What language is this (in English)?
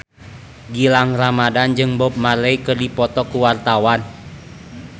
Sundanese